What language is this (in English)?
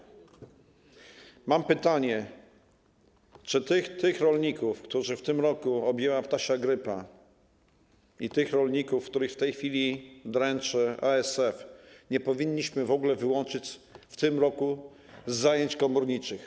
Polish